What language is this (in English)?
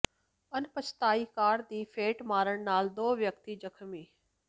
Punjabi